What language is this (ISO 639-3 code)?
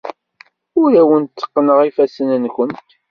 kab